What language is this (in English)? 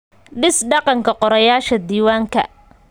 Somali